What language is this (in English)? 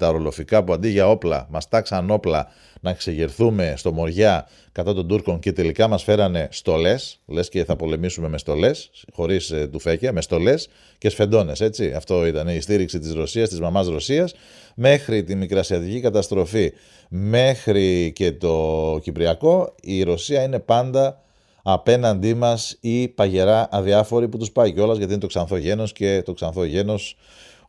Greek